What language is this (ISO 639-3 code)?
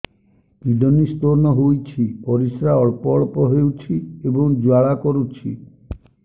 ori